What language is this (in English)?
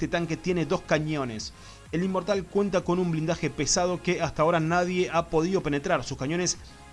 Spanish